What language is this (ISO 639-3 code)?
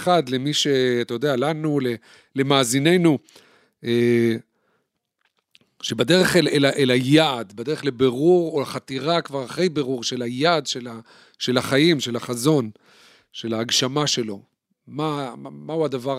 heb